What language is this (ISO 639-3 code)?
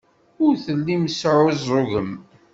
kab